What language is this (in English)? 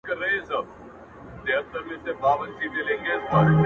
Pashto